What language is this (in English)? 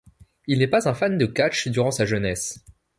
French